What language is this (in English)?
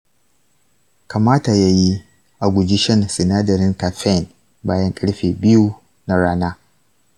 Hausa